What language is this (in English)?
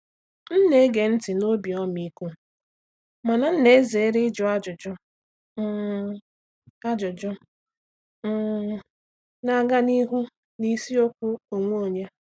Igbo